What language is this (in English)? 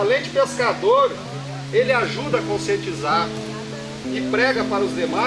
Portuguese